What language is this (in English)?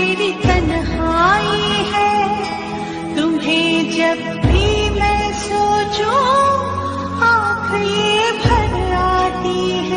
Hindi